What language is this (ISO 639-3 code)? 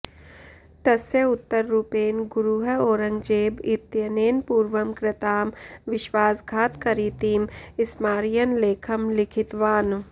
san